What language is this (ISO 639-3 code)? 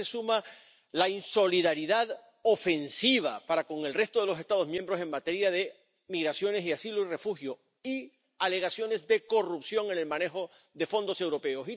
spa